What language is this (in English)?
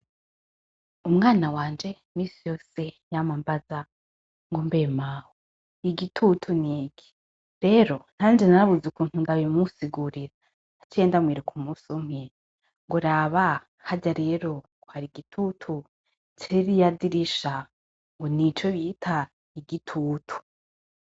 Rundi